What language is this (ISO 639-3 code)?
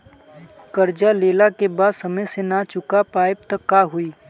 bho